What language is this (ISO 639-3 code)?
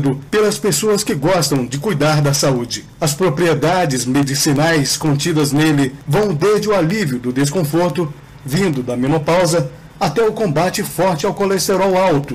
por